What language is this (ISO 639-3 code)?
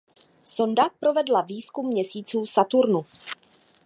ces